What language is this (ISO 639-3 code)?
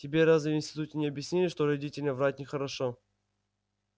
rus